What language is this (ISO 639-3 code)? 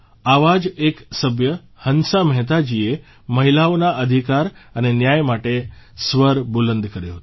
guj